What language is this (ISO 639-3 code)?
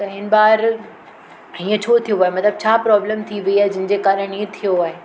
snd